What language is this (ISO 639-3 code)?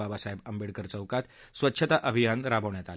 mar